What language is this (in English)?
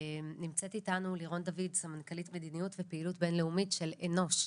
Hebrew